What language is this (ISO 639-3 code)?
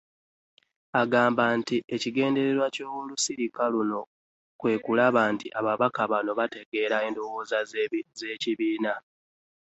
lug